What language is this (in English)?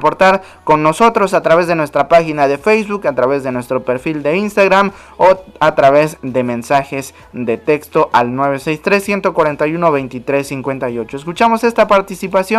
Spanish